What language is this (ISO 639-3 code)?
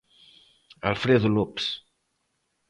glg